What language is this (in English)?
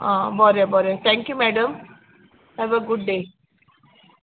Konkani